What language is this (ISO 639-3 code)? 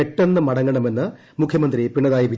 mal